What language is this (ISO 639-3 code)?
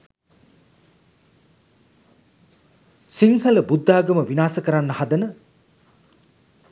sin